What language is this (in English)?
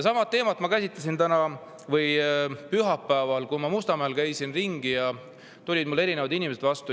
Estonian